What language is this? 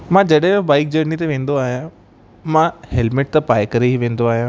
Sindhi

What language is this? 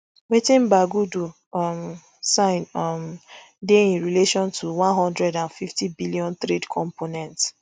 Nigerian Pidgin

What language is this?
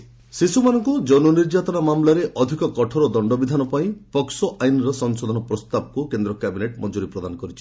Odia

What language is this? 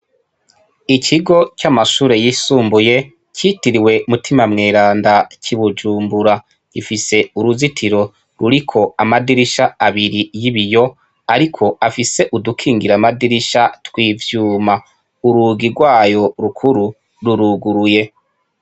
Rundi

